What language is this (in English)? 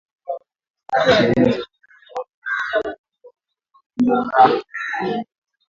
Swahili